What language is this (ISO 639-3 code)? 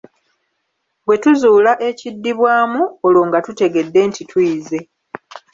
lug